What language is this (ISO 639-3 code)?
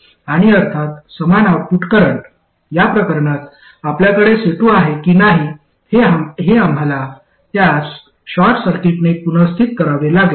mar